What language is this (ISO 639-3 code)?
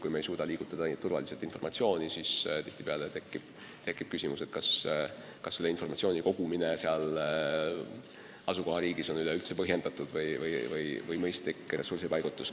est